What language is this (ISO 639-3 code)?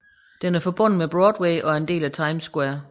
dan